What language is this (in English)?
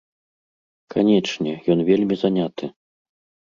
Belarusian